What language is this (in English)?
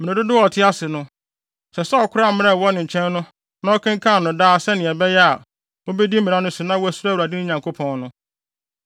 Akan